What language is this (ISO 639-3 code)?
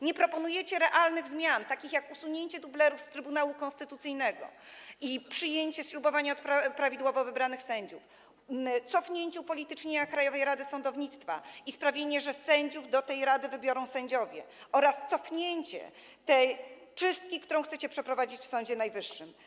pol